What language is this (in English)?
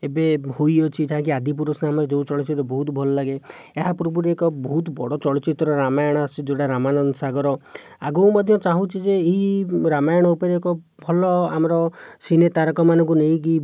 Odia